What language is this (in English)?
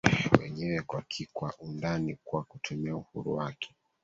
Swahili